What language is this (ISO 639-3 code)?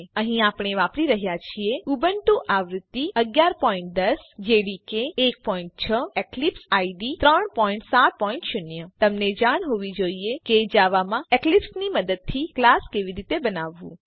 guj